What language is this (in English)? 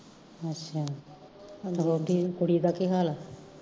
Punjabi